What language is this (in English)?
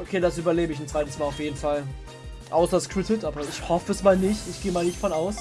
German